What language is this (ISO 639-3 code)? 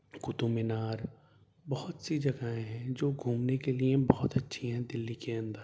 urd